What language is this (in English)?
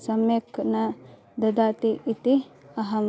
Sanskrit